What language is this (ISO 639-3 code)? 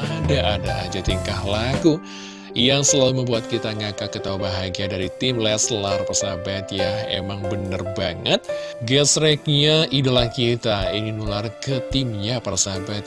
ind